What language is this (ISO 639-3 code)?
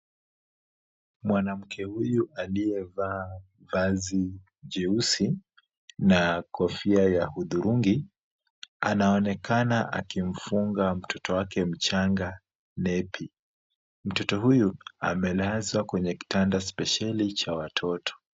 swa